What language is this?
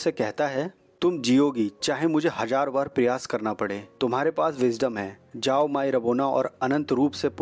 Hindi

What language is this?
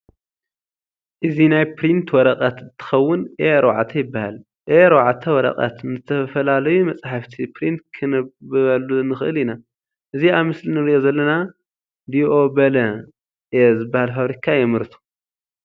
Tigrinya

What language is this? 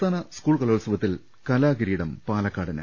Malayalam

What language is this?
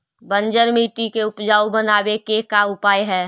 Magahi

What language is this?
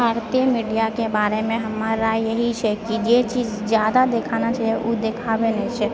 Maithili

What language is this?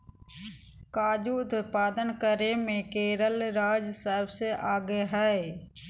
Magahi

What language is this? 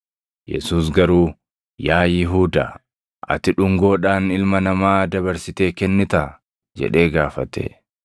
Oromo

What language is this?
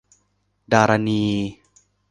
Thai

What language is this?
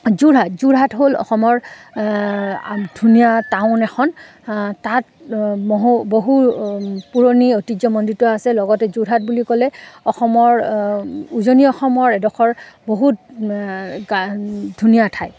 Assamese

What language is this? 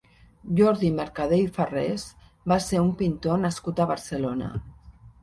Catalan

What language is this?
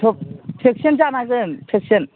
Bodo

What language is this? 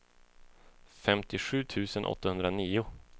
Swedish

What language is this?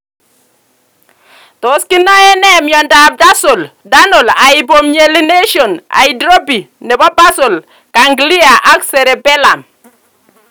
Kalenjin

